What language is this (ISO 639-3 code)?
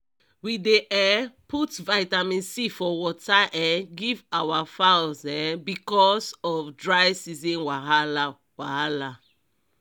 pcm